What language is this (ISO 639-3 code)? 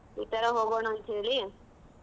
kan